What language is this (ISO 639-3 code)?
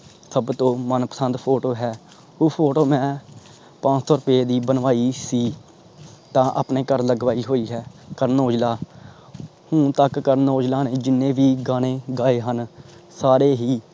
pan